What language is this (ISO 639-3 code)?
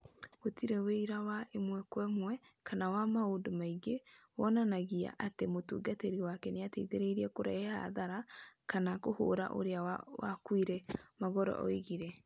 kik